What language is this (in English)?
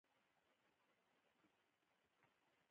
Pashto